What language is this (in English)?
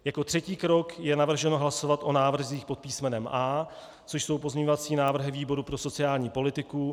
Czech